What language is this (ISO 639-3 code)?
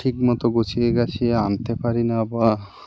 ben